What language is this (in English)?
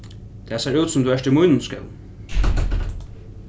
Faroese